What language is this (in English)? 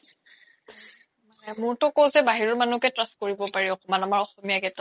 Assamese